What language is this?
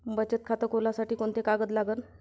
Marathi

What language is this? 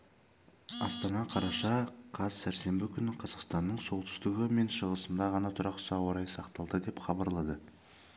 Kazakh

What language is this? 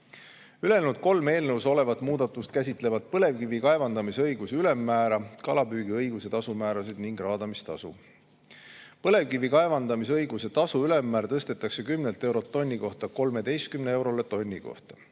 Estonian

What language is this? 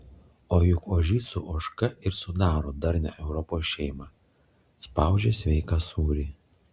Lithuanian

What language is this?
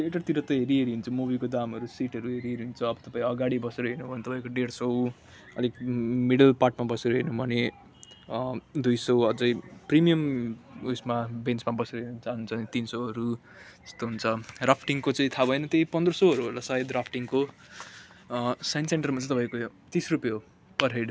Nepali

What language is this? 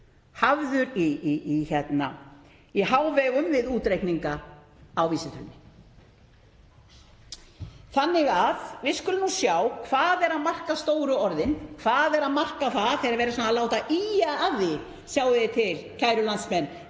Icelandic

